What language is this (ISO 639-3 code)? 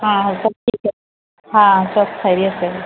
urd